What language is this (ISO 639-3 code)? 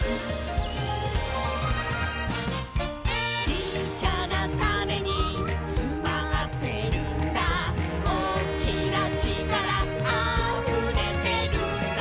jpn